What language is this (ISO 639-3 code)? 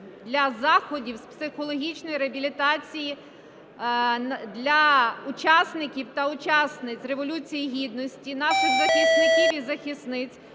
ukr